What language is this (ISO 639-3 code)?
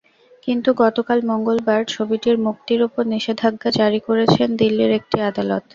ben